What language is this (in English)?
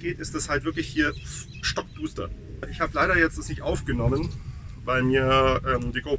German